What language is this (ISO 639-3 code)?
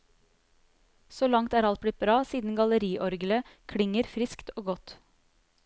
nor